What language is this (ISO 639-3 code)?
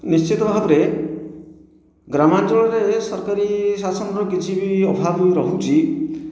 ori